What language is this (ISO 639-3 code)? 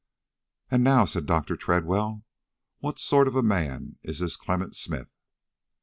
eng